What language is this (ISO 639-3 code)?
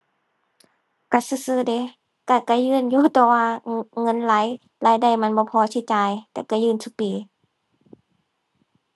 tha